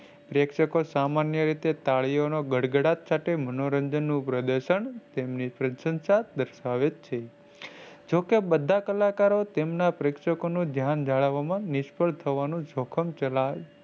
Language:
Gujarati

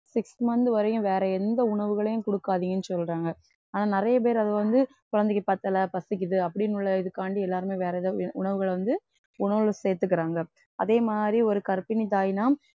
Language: Tamil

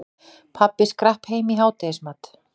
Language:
Icelandic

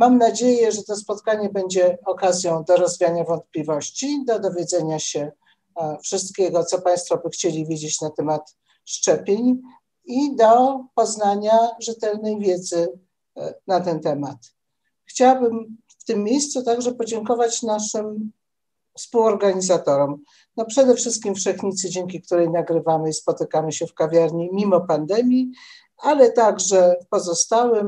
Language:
Polish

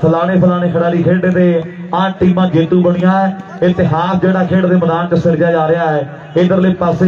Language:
Hindi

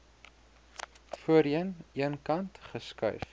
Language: Afrikaans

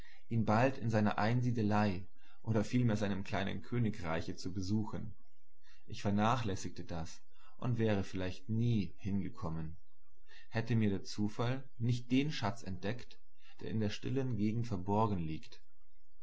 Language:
German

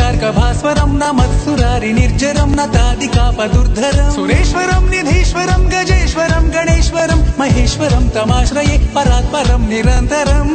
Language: Telugu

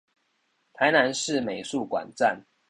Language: Chinese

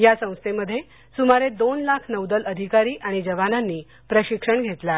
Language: Marathi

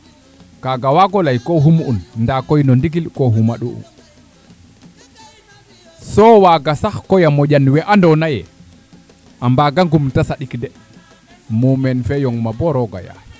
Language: Serer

